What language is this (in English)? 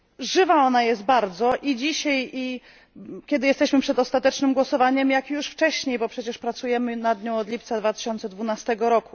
Polish